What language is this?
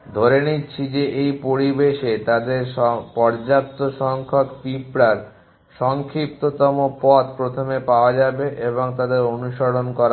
Bangla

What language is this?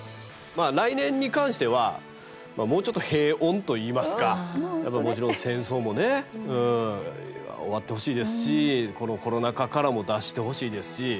Japanese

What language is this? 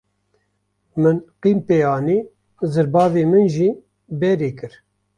Kurdish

